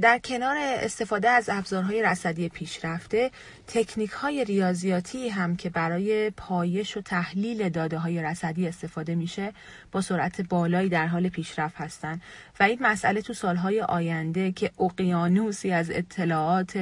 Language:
Persian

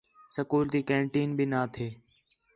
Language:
Khetrani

